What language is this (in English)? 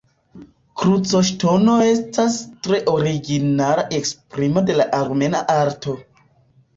Esperanto